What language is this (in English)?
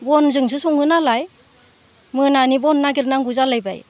Bodo